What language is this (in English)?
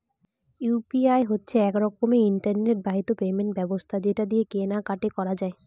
Bangla